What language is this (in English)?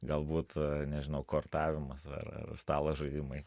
Lithuanian